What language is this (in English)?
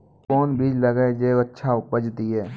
Maithili